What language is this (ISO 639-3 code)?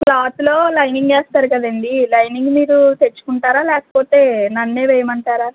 tel